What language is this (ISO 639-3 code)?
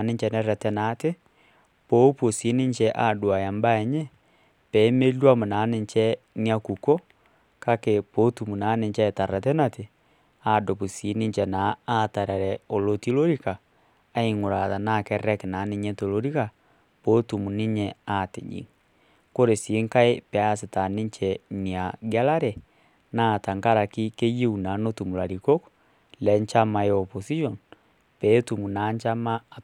mas